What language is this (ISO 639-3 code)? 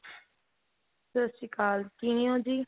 pan